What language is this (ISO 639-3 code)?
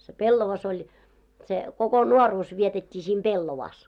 fin